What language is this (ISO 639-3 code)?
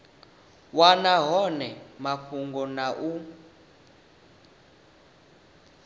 ven